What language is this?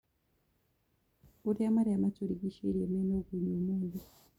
Kikuyu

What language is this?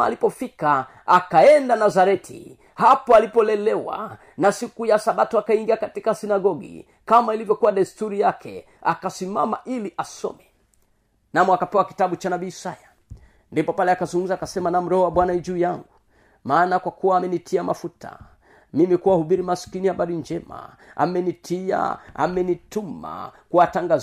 Swahili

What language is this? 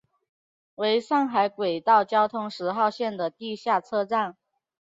Chinese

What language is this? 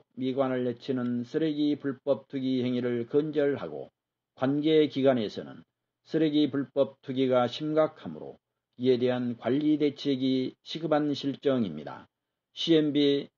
Korean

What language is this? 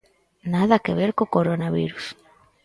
Galician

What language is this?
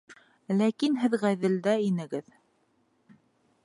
Bashkir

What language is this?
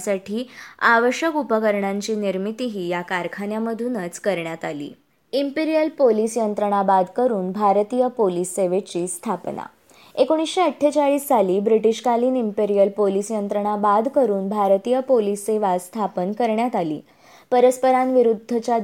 Marathi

